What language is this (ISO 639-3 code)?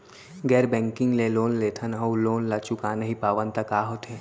hne